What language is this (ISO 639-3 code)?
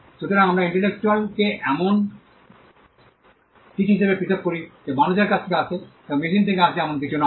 ben